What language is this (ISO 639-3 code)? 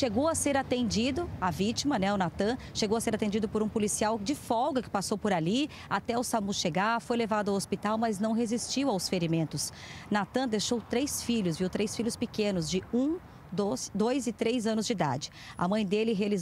por